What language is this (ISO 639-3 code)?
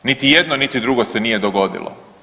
hrv